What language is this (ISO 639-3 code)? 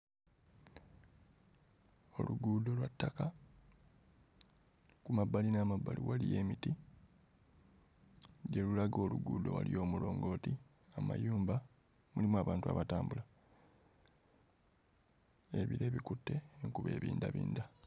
lug